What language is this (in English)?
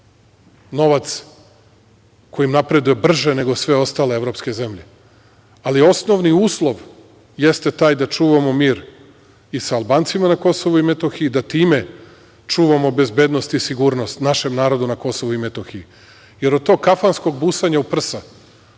Serbian